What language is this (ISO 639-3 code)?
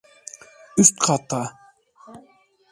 tur